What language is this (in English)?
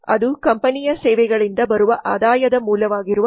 Kannada